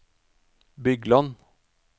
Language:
Norwegian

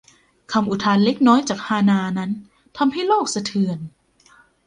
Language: Thai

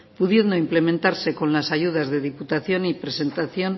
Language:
Spanish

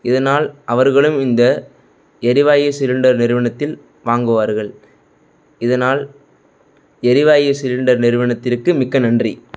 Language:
Tamil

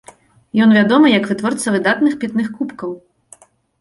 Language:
Belarusian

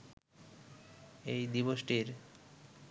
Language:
Bangla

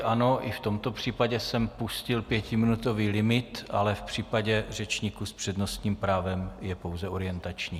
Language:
Czech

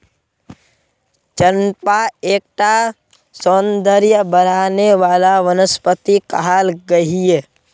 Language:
Magahi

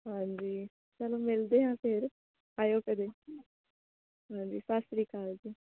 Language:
Punjabi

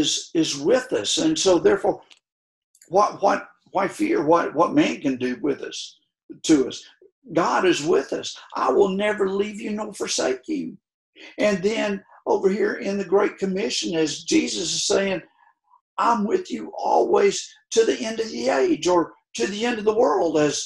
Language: English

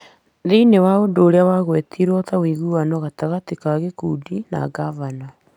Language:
Kikuyu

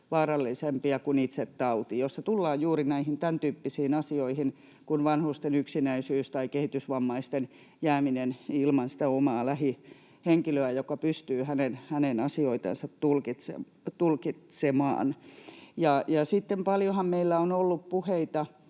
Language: Finnish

